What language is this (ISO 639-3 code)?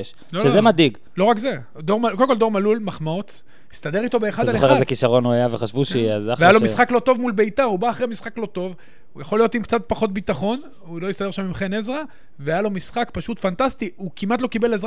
heb